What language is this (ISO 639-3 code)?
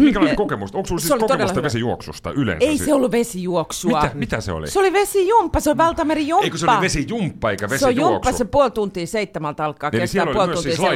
fin